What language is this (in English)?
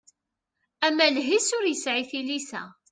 Kabyle